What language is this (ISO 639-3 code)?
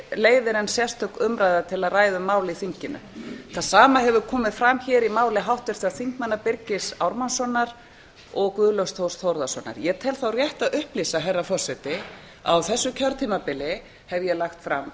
isl